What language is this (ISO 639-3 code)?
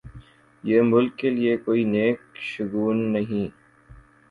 urd